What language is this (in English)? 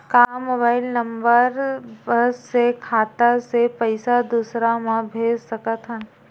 Chhattisgarhi